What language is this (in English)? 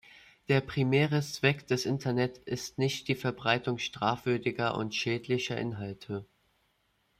German